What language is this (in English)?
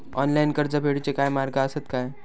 Marathi